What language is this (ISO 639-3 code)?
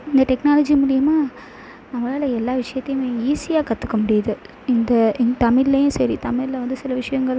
tam